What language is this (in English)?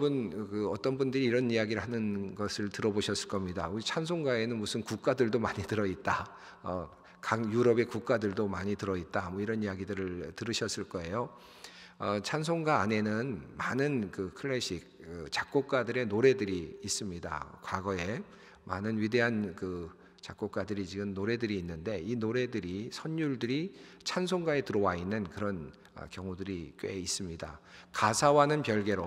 Korean